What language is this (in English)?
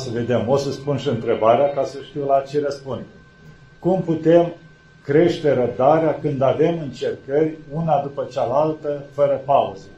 Romanian